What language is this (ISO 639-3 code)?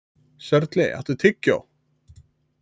isl